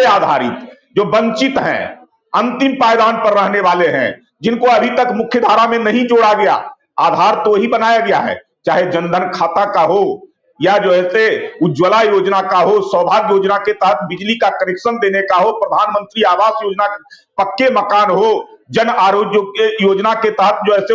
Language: Hindi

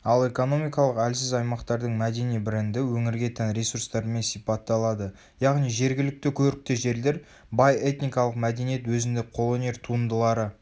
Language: Kazakh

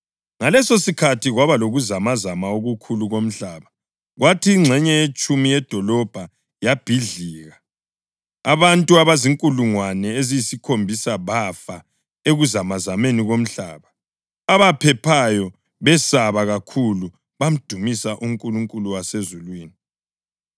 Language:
North Ndebele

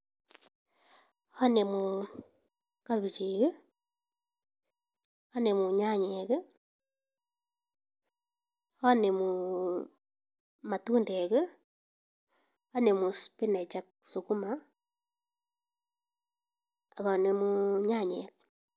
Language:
Kalenjin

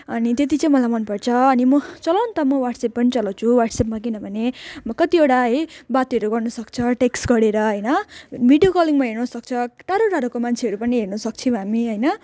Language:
Nepali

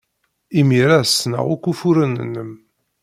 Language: Kabyle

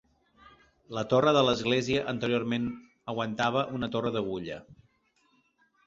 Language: Catalan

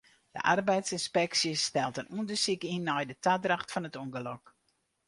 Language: Western Frisian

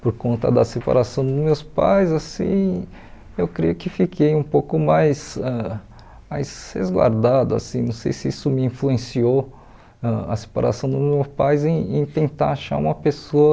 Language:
Portuguese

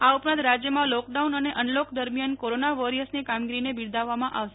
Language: Gujarati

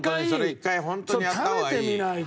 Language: Japanese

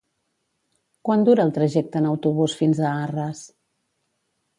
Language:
Catalan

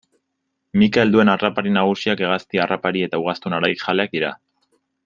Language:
Basque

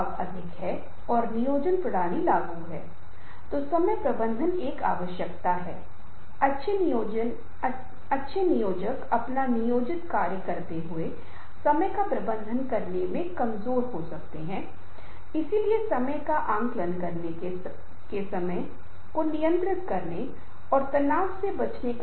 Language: Hindi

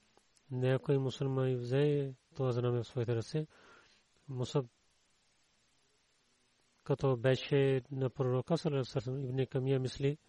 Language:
Bulgarian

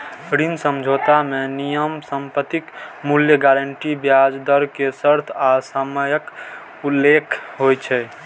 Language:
Maithili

